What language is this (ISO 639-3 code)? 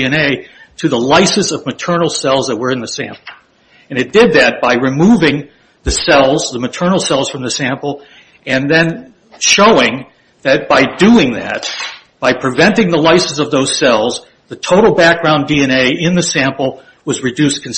eng